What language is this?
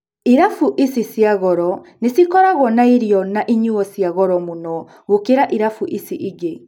Kikuyu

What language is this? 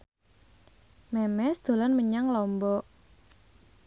Javanese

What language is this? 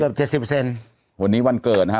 Thai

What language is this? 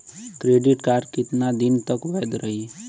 Bhojpuri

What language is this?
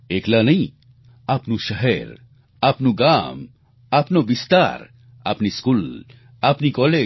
Gujarati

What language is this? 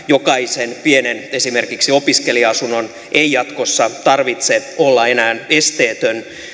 Finnish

